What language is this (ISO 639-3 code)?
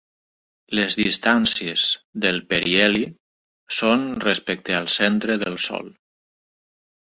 cat